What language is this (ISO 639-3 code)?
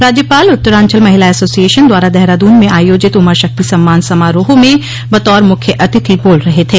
hin